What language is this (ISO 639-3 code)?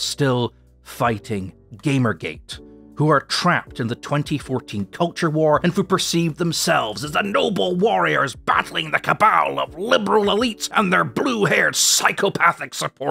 eng